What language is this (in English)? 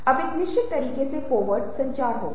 Hindi